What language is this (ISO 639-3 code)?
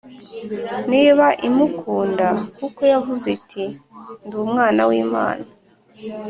kin